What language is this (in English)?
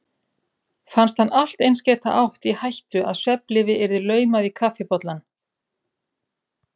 Icelandic